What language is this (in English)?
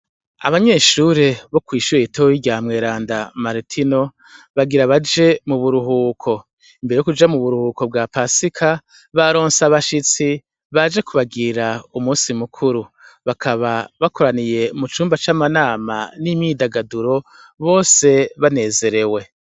Rundi